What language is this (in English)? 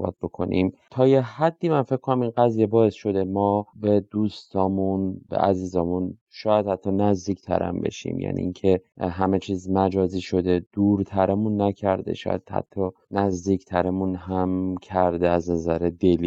Persian